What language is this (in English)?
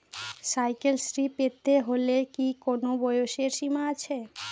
Bangla